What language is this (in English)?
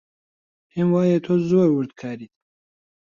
Central Kurdish